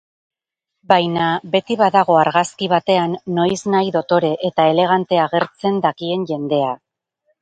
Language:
Basque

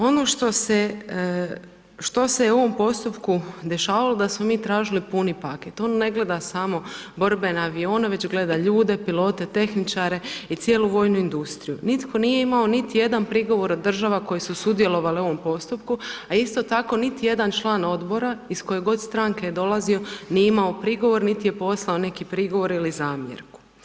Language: Croatian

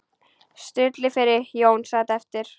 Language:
Icelandic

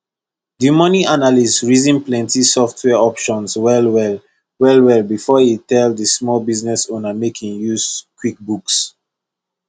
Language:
Nigerian Pidgin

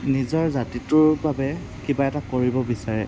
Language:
Assamese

